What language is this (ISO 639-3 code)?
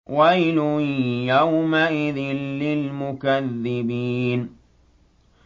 ara